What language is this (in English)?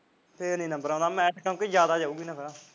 Punjabi